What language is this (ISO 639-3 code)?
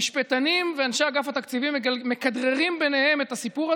heb